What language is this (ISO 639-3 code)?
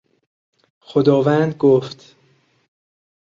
fas